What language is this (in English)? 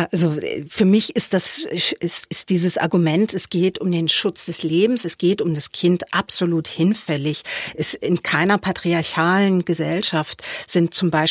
German